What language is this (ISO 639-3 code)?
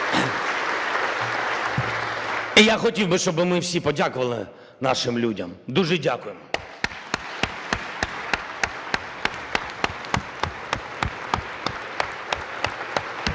ukr